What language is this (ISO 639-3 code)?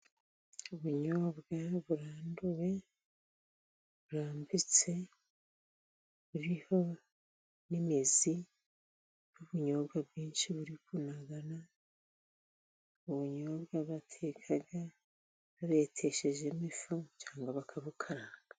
kin